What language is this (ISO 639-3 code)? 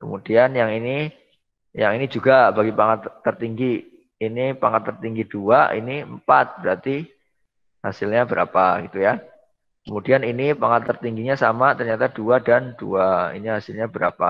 ind